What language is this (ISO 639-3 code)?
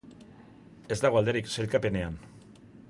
eus